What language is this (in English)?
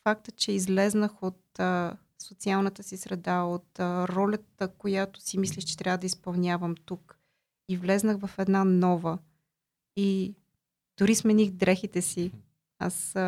Bulgarian